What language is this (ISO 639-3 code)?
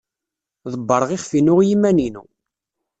kab